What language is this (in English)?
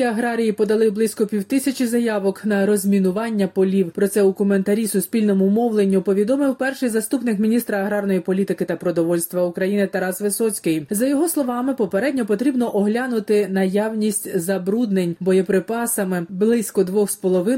Ukrainian